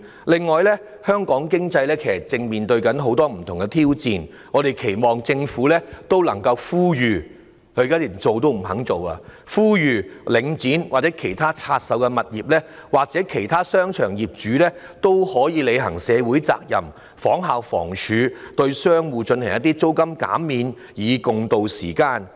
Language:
Cantonese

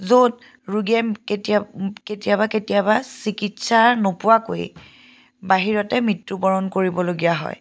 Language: Assamese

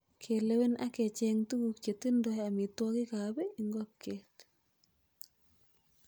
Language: Kalenjin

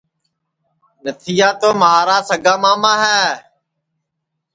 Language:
Sansi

